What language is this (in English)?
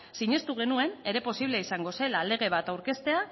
Basque